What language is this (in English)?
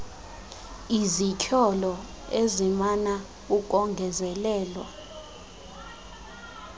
Xhosa